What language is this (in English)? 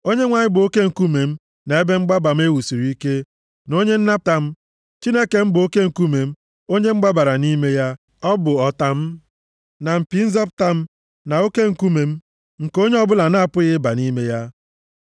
Igbo